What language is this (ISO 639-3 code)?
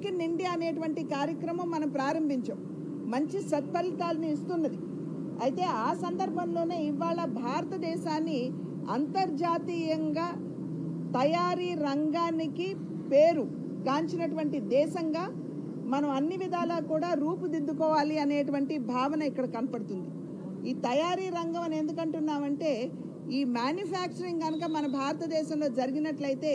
tel